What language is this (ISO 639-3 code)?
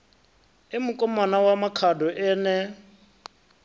ven